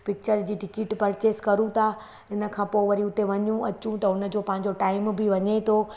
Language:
Sindhi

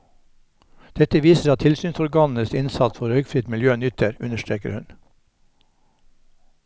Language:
Norwegian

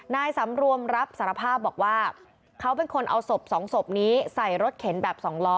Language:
Thai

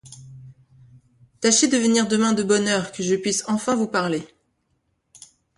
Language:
French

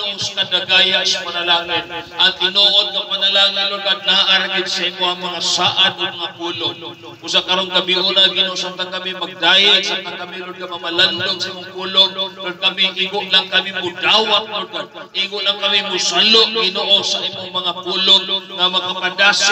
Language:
Filipino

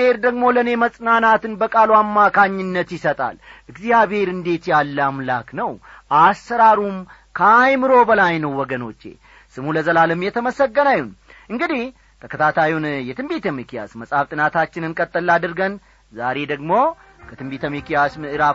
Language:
Amharic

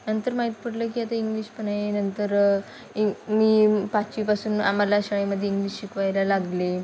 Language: Marathi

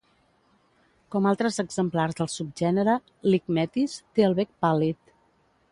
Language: Catalan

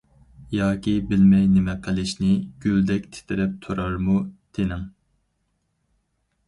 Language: Uyghur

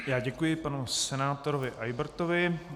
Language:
Czech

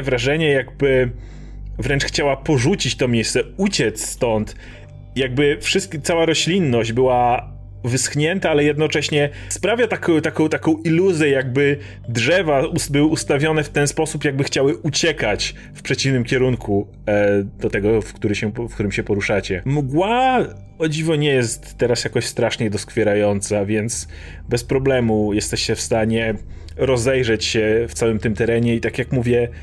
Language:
Polish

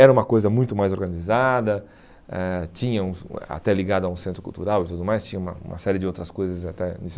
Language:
Portuguese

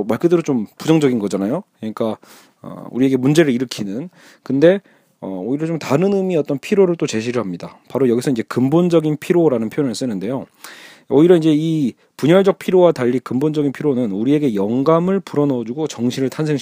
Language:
Korean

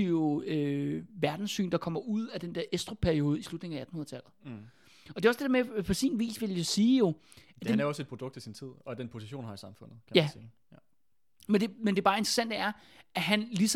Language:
Danish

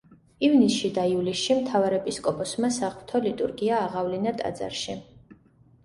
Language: Georgian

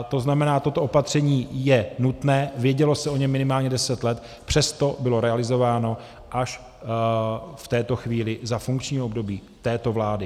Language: Czech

